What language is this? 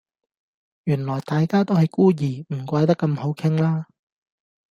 Cantonese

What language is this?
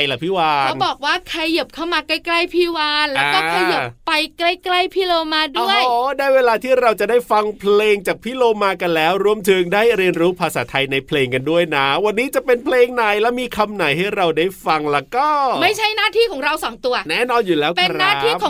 Thai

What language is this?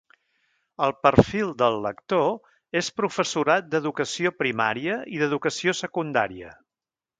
Catalan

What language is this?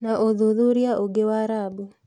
Kikuyu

